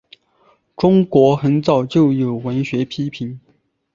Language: Chinese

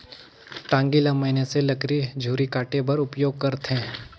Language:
Chhattisgarhi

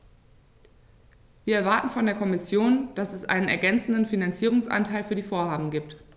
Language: German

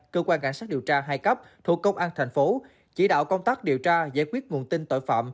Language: Vietnamese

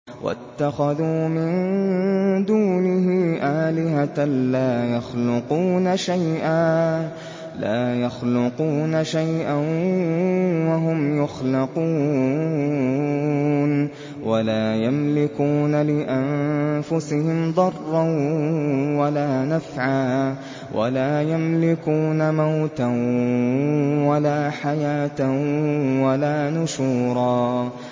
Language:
Arabic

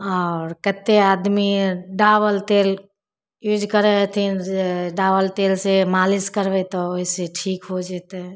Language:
Maithili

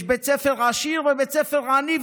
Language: Hebrew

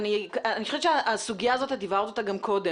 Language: Hebrew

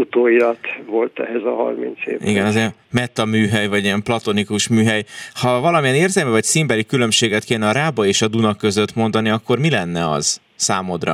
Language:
Hungarian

